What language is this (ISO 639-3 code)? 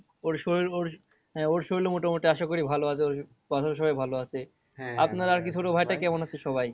ben